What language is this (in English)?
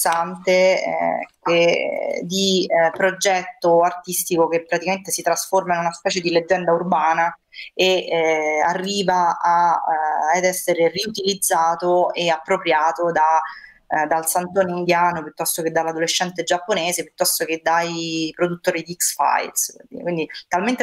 Italian